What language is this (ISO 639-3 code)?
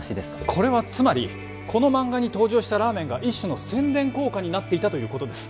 jpn